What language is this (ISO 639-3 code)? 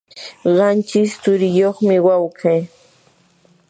qur